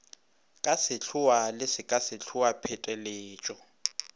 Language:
Northern Sotho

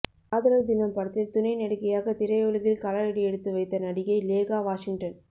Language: Tamil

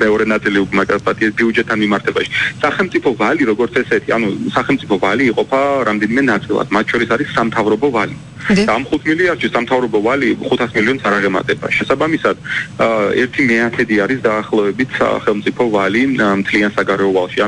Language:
Romanian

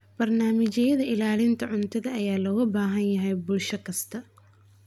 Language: Somali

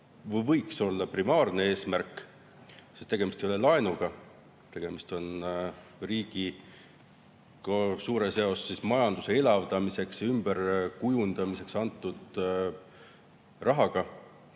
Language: Estonian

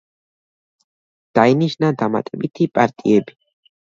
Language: Georgian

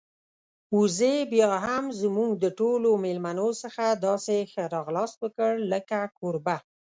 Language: Pashto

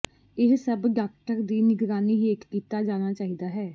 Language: Punjabi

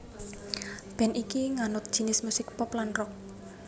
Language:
Javanese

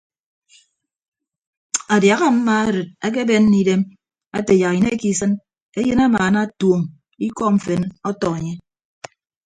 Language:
Ibibio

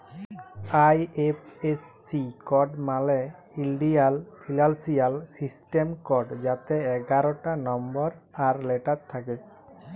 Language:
Bangla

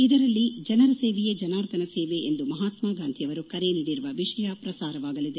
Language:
Kannada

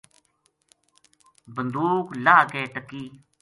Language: Gujari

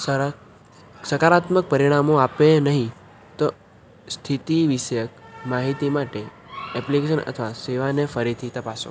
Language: Gujarati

